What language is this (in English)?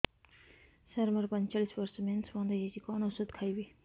Odia